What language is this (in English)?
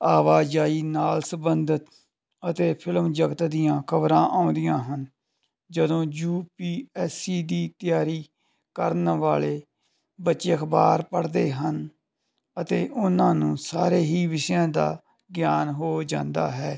Punjabi